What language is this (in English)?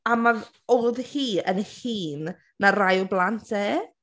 Welsh